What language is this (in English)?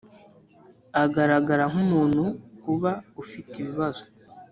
Kinyarwanda